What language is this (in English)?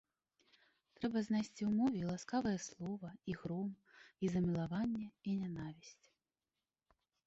Belarusian